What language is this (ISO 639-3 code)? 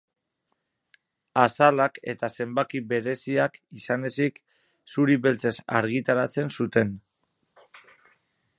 eus